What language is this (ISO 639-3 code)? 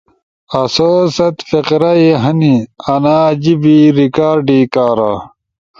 ush